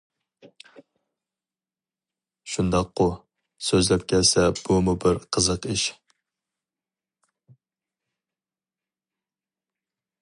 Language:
Uyghur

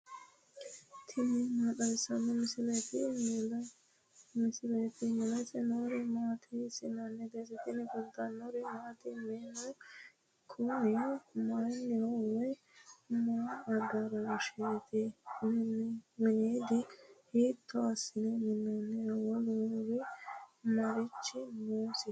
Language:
Sidamo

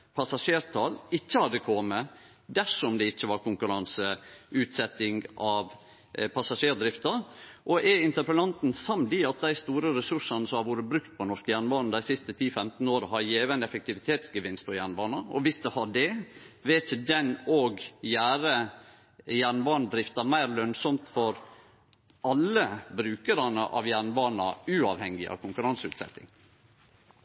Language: Norwegian Nynorsk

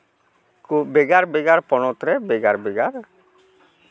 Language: Santali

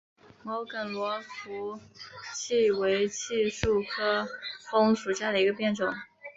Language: Chinese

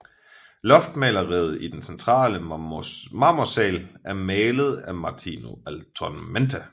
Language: Danish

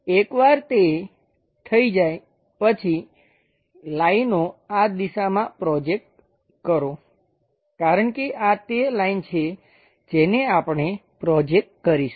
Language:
Gujarati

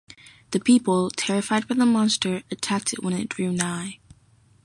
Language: English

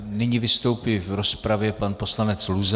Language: Czech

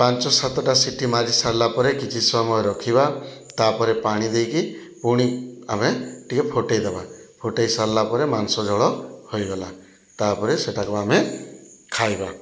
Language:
Odia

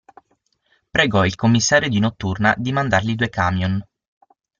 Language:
Italian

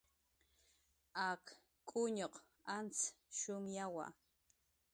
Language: Jaqaru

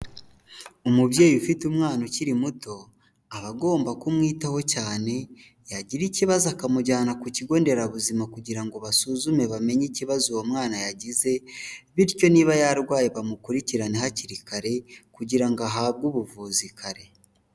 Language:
Kinyarwanda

